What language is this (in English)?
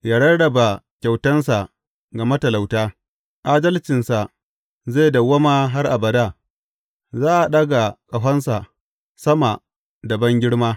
Hausa